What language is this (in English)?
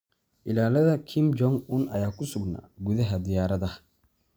Somali